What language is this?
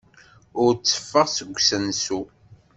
Kabyle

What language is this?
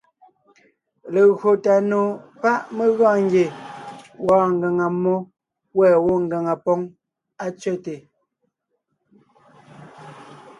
Ngiemboon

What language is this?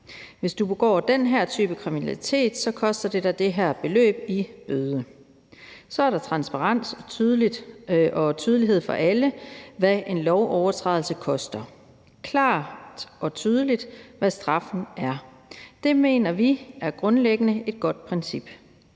Danish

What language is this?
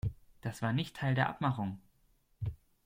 German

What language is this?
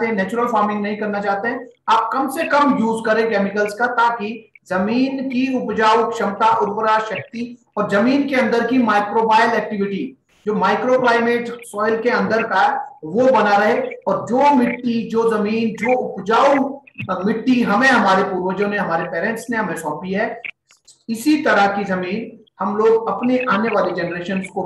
Hindi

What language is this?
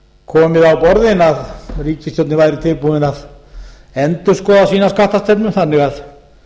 Icelandic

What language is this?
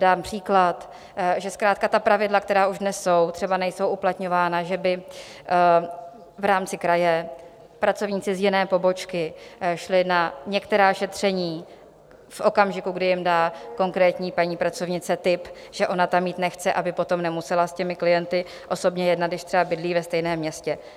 Czech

